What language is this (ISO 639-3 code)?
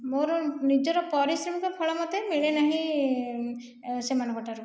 ori